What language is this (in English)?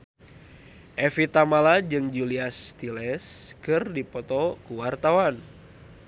Sundanese